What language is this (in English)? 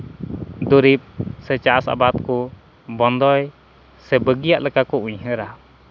Santali